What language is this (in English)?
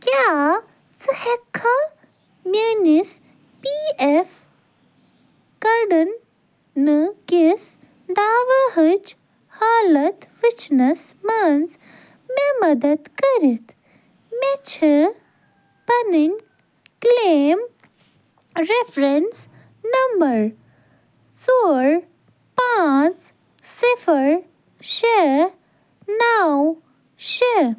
Kashmiri